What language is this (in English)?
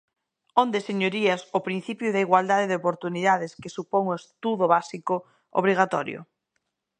Galician